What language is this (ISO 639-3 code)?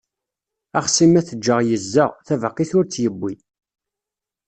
kab